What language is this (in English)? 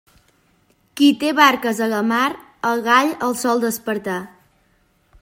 Catalan